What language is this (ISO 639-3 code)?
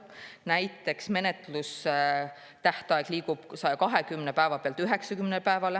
est